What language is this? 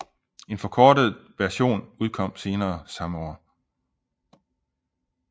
Danish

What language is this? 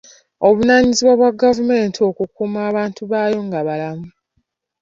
Ganda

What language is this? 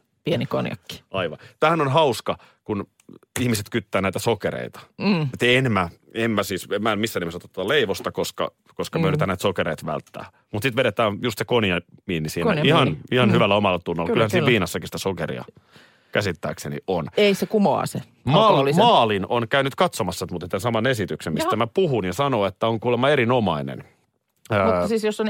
Finnish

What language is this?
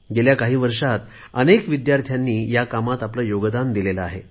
Marathi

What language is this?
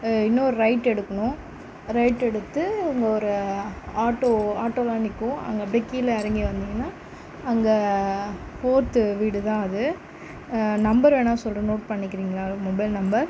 Tamil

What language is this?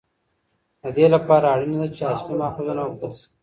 Pashto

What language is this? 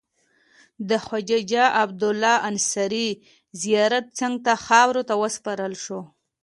Pashto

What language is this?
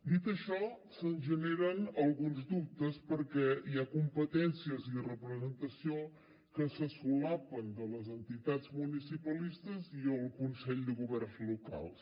Catalan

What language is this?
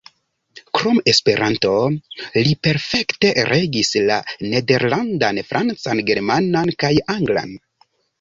Esperanto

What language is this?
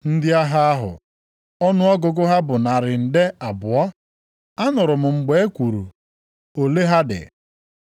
Igbo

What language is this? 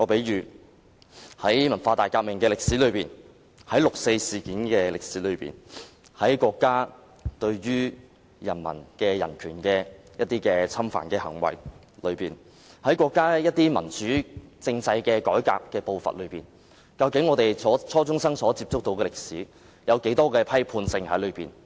Cantonese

